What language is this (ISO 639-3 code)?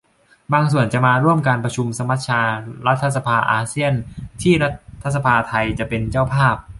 tha